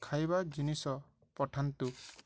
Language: Odia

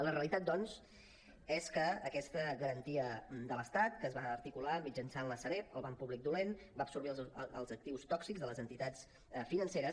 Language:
Catalan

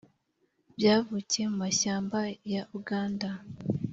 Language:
Kinyarwanda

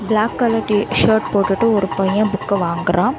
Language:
Tamil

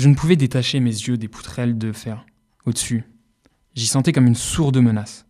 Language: French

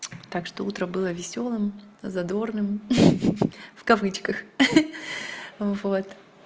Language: Russian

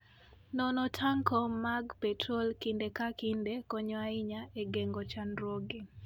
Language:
Luo (Kenya and Tanzania)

